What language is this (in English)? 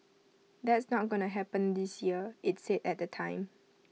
English